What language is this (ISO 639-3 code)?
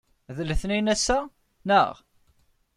kab